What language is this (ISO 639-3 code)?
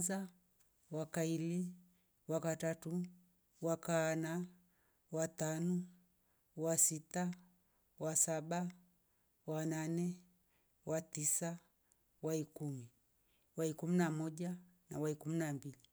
rof